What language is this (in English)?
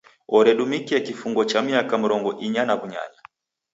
Taita